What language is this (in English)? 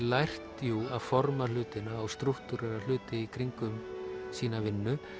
Icelandic